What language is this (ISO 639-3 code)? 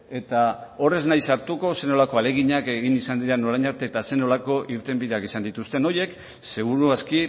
eus